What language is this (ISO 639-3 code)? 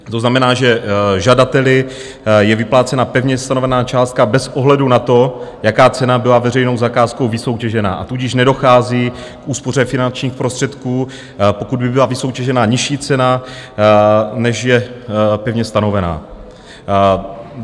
ces